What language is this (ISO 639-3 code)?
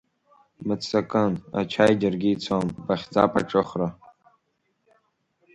abk